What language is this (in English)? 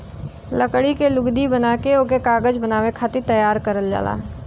Bhojpuri